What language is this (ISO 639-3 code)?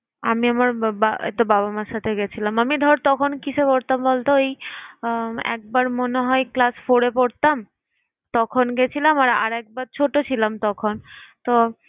ben